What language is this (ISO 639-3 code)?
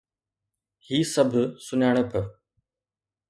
snd